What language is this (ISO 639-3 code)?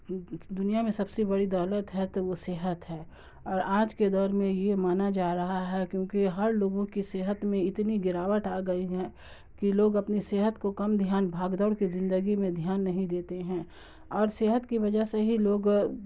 urd